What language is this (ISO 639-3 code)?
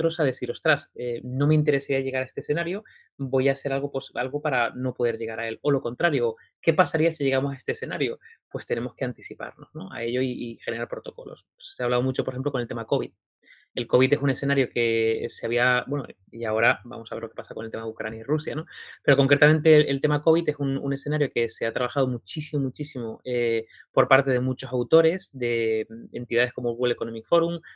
spa